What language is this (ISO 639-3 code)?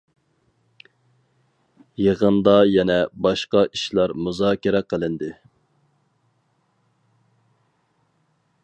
uig